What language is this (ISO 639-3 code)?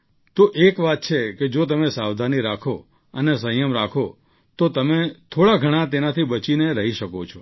guj